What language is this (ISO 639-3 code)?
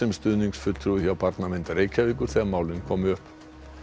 isl